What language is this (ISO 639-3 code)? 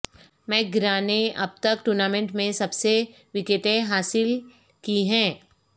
urd